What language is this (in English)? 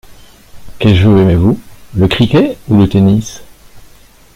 French